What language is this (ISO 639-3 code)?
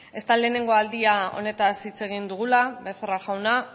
eus